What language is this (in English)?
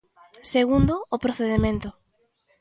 Galician